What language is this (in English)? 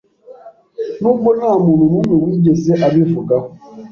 Kinyarwanda